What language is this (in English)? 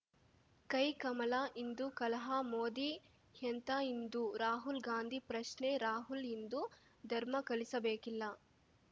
Kannada